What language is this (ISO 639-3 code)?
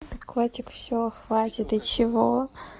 rus